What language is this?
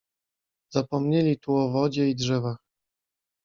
Polish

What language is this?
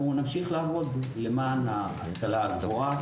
Hebrew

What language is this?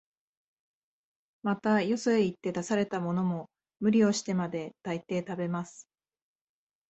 Japanese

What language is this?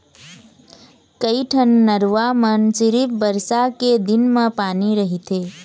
Chhattisgarhi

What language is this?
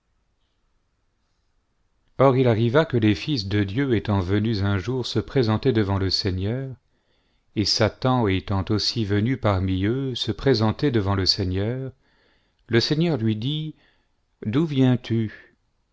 French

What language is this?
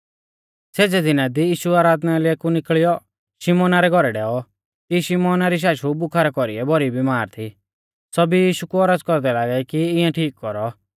Mahasu Pahari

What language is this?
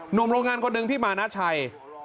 Thai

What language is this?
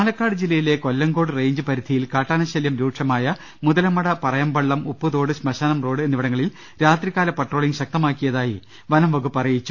Malayalam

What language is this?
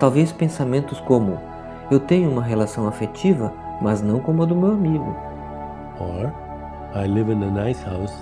Portuguese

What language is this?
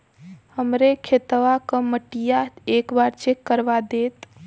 Bhojpuri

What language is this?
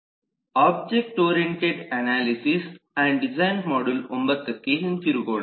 Kannada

